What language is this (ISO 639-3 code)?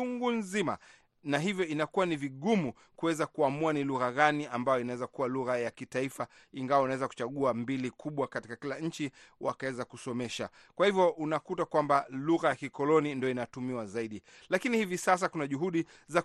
swa